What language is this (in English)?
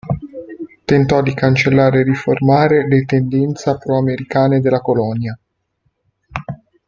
Italian